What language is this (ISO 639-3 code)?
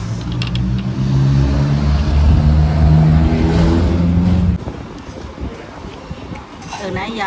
vie